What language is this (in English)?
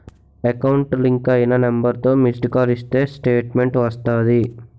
Telugu